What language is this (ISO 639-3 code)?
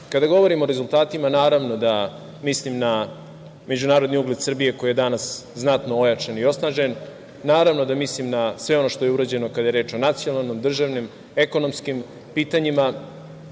srp